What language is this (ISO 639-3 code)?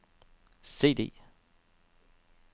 dan